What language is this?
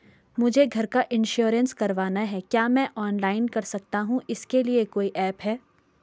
Hindi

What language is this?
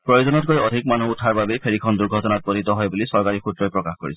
Assamese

